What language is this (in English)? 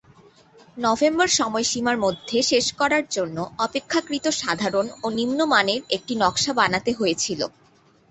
Bangla